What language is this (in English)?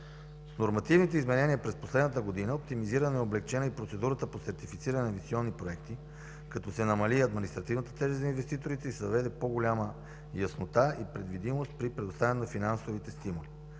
Bulgarian